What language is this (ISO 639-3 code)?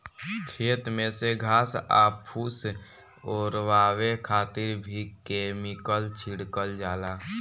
bho